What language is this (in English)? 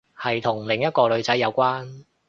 Cantonese